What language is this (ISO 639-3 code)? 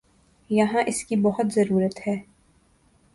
urd